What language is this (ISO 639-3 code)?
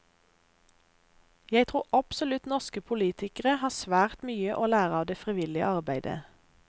nor